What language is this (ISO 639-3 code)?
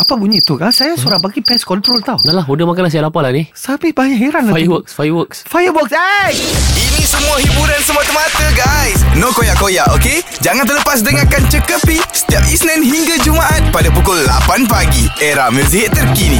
msa